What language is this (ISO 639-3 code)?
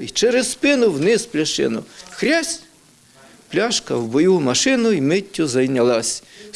ukr